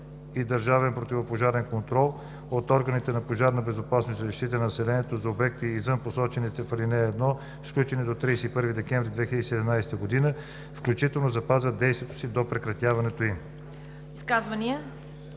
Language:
Bulgarian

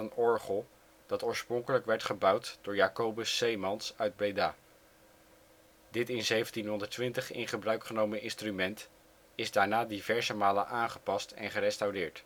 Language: Dutch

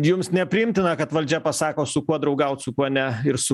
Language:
Lithuanian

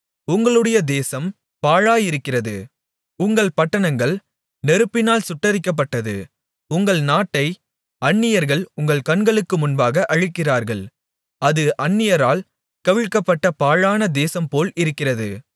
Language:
Tamil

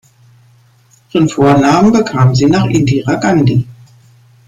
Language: German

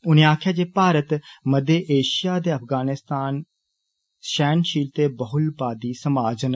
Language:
Dogri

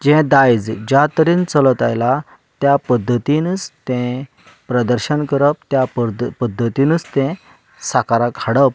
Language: Konkani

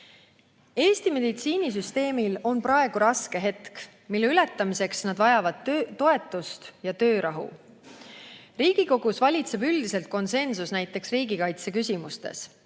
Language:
Estonian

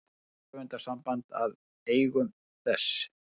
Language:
Icelandic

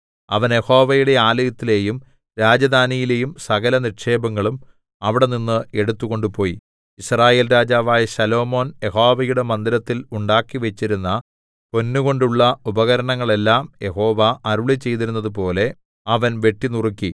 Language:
Malayalam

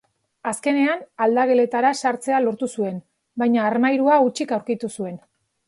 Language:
Basque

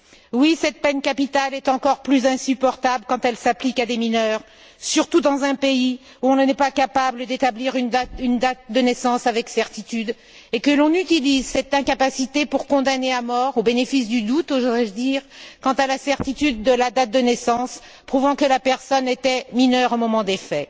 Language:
French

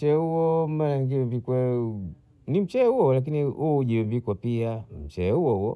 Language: Bondei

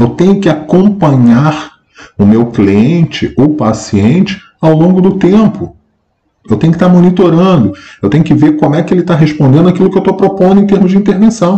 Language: Portuguese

